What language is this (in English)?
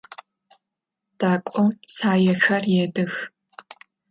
Adyghe